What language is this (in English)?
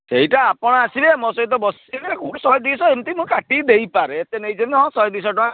Odia